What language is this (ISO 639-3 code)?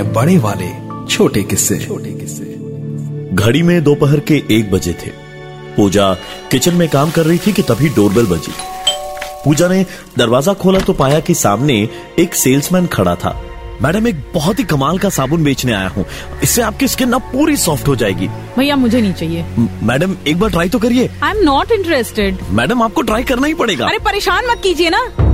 hin